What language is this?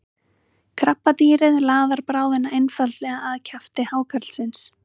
Icelandic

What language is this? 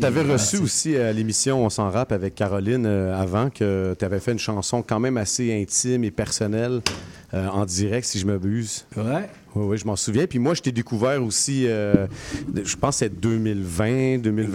French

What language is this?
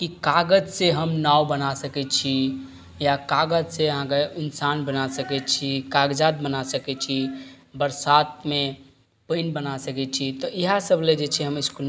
Maithili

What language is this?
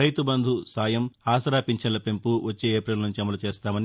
Telugu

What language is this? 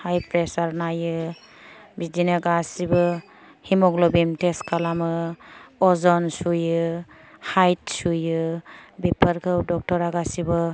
Bodo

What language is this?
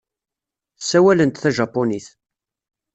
Kabyle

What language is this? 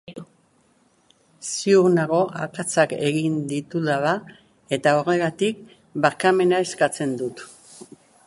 Basque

